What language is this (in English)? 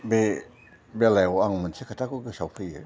Bodo